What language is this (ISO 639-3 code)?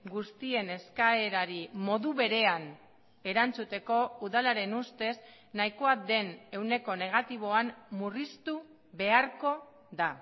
eus